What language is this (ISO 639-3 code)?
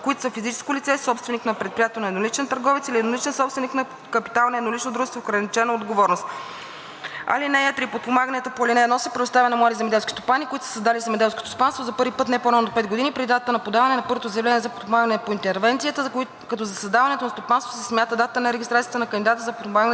bul